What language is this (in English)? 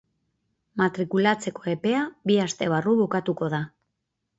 Basque